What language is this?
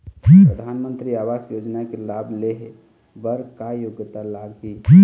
Chhattisgarhi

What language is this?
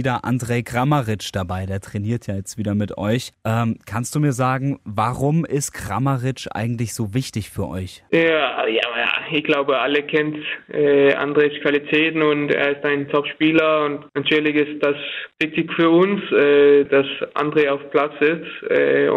German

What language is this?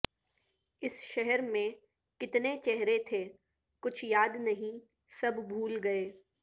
Urdu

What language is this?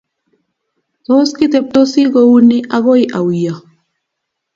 Kalenjin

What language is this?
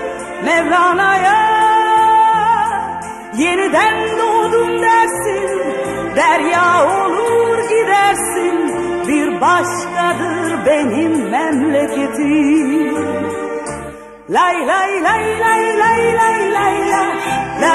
Arabic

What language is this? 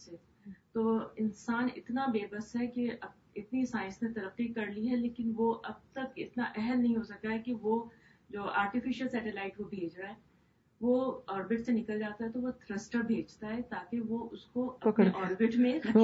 Urdu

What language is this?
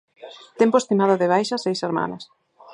Galician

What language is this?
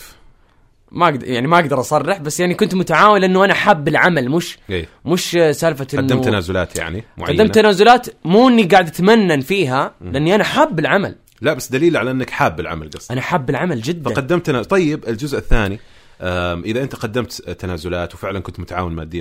Arabic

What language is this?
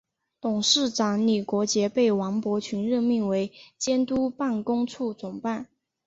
Chinese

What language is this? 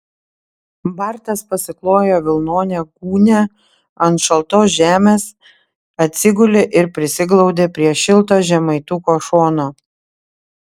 Lithuanian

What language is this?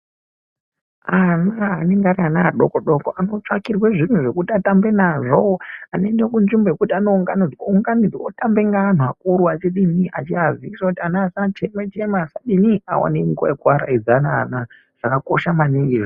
Ndau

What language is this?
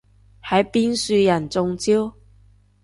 Cantonese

